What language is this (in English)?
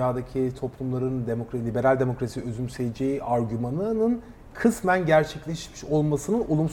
Turkish